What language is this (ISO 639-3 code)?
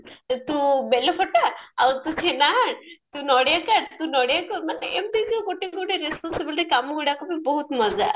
ori